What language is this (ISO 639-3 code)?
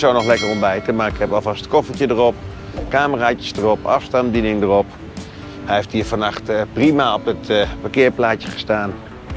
nld